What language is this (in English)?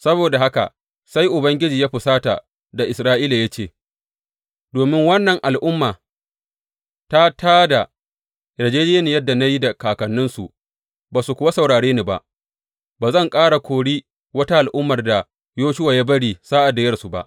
Hausa